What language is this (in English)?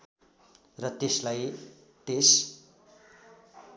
Nepali